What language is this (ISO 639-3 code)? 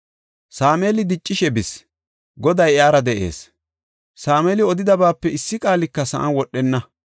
gof